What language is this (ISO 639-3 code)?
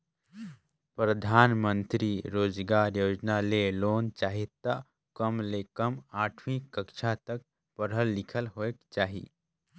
hne